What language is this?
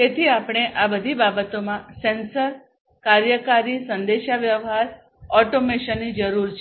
Gujarati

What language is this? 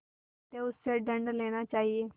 Hindi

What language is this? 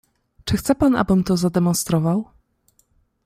Polish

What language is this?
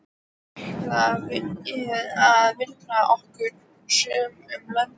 Icelandic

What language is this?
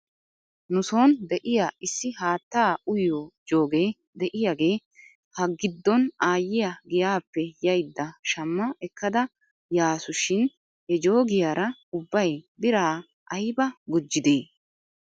Wolaytta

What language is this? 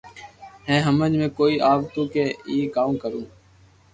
Loarki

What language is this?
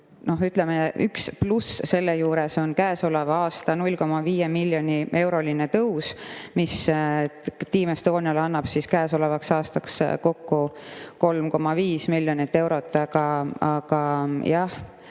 Estonian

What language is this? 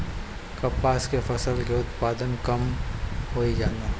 Bhojpuri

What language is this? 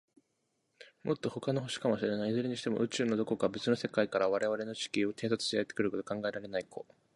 Japanese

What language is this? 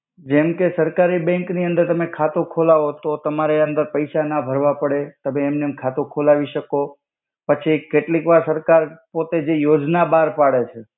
Gujarati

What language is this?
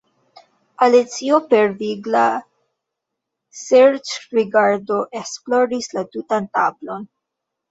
Esperanto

